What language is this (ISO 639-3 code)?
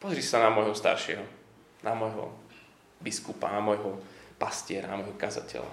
slk